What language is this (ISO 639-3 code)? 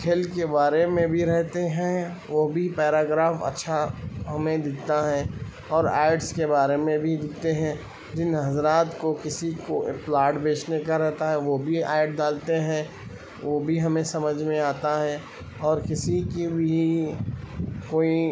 urd